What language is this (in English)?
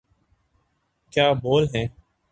Urdu